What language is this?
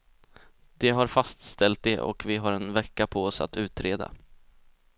Swedish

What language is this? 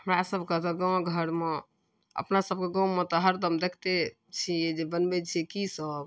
Maithili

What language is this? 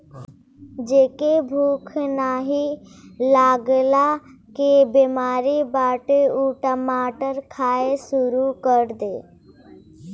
Bhojpuri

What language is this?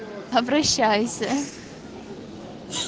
Russian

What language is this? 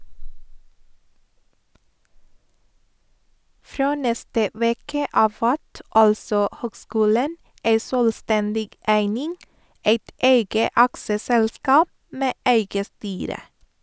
Norwegian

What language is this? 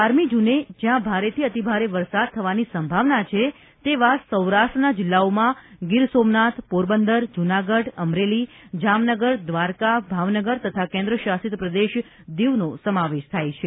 Gujarati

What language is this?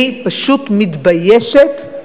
Hebrew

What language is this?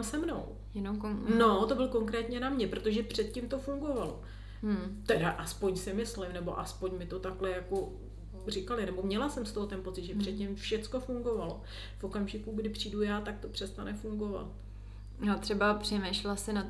Czech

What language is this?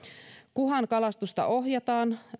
Finnish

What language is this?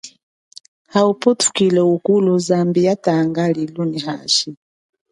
Chokwe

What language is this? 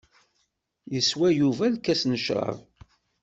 Kabyle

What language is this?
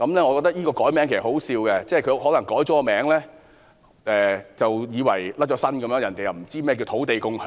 Cantonese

